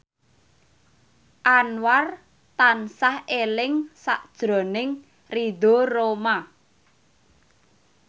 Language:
Javanese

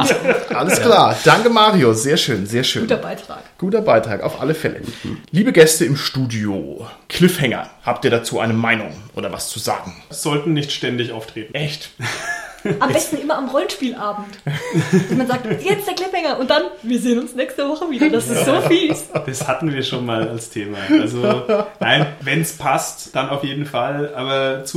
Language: German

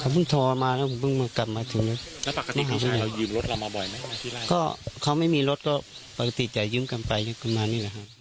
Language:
Thai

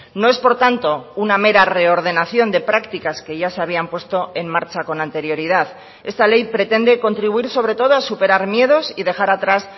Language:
Spanish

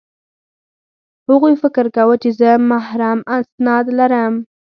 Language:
Pashto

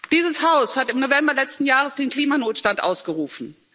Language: German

